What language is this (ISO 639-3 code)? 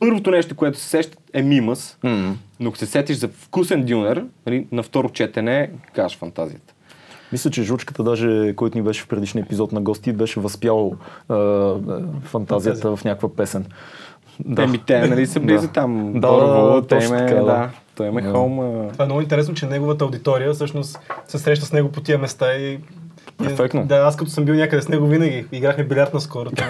bul